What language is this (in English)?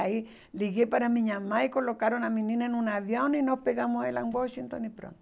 Portuguese